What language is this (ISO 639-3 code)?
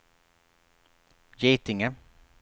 swe